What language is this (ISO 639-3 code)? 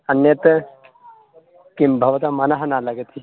san